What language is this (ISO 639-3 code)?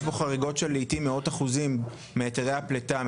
heb